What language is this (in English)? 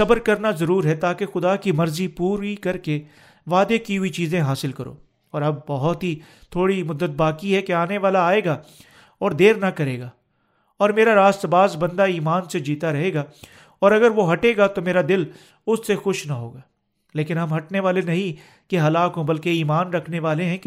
Urdu